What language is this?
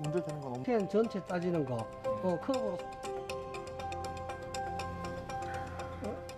Korean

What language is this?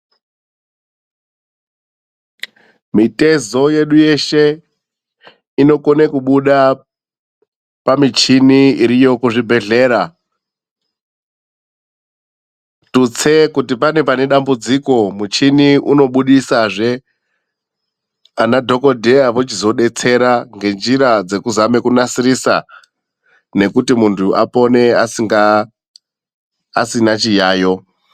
Ndau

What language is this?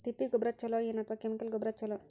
Kannada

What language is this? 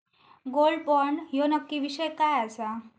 Marathi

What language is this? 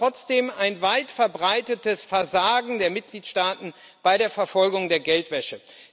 German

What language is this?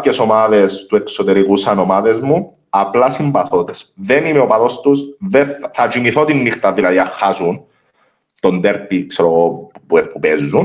Greek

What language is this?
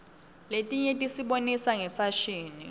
Swati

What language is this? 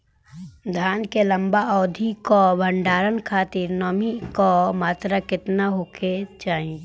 Bhojpuri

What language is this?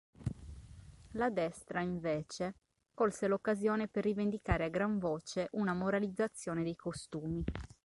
Italian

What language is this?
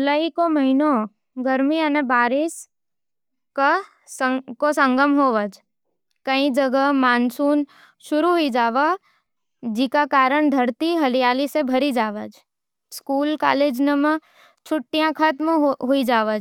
Nimadi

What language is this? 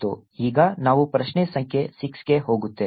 Kannada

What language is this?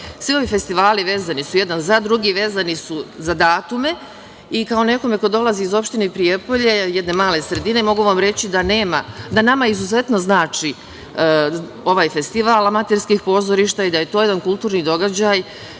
Serbian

